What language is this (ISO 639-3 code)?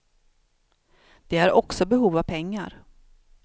swe